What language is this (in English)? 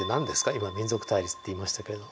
Japanese